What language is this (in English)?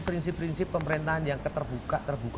Indonesian